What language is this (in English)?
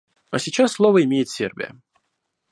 Russian